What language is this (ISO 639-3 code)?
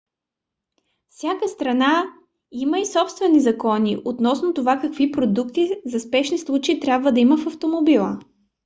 bul